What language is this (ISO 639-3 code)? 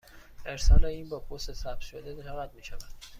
fas